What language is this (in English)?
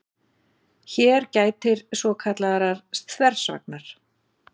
Icelandic